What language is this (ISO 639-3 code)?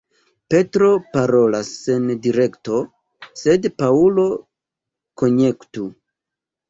epo